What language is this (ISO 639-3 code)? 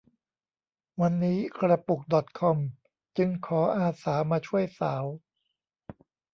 tha